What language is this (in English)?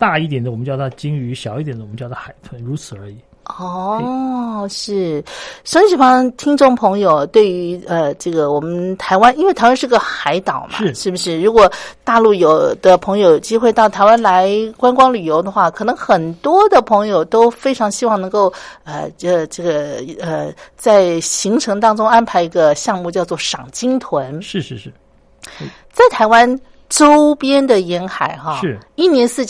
Chinese